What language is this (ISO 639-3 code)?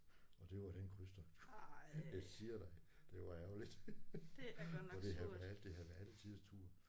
dan